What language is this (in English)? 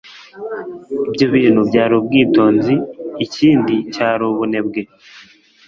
Kinyarwanda